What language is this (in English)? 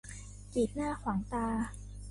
Thai